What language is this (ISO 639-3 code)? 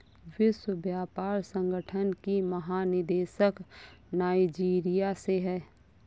hin